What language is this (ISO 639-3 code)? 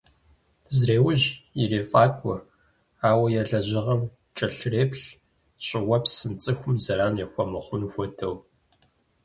kbd